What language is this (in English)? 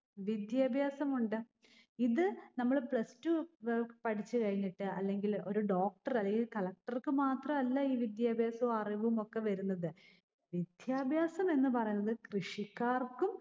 Malayalam